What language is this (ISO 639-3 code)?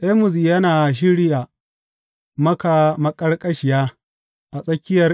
hau